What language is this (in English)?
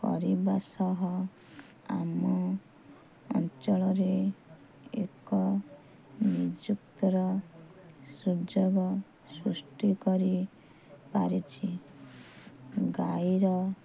Odia